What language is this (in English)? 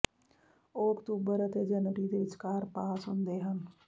Punjabi